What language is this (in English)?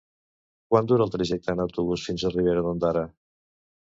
Catalan